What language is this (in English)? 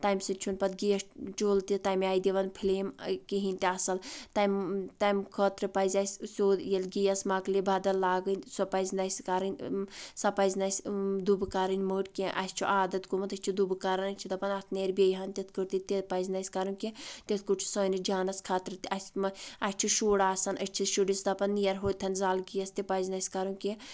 Kashmiri